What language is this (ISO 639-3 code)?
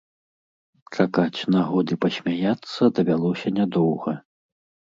bel